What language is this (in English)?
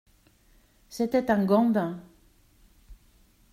French